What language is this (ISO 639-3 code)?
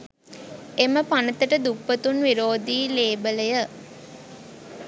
sin